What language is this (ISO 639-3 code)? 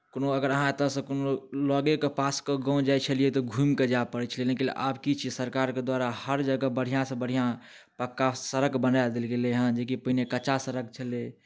mai